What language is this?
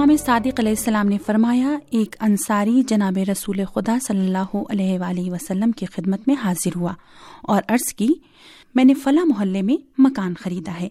Urdu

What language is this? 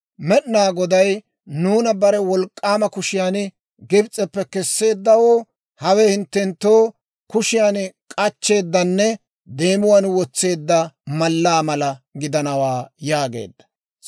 Dawro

